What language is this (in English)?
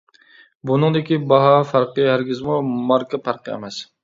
Uyghur